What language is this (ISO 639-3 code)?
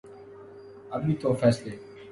urd